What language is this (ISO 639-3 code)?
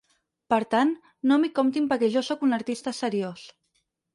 cat